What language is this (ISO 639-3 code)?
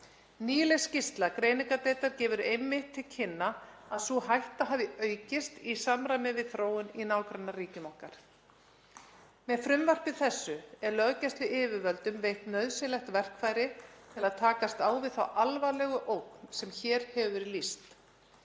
isl